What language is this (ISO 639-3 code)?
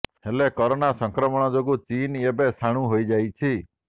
ori